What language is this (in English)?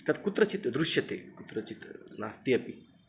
Sanskrit